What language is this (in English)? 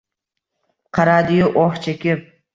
Uzbek